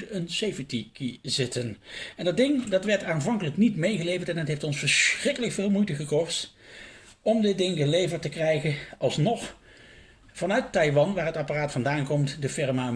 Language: Dutch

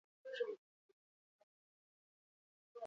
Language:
Basque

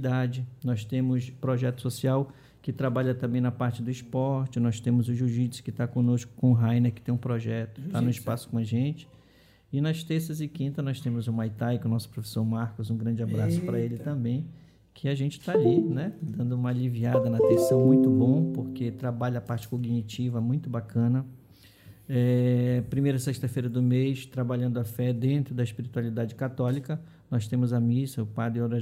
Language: Portuguese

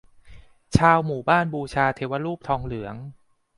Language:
Thai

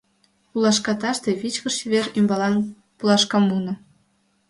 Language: Mari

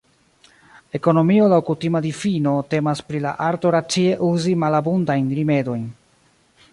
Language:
Esperanto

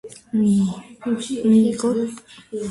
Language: Georgian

